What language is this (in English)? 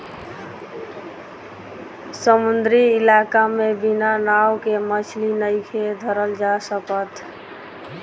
Bhojpuri